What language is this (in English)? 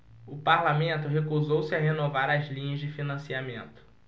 Portuguese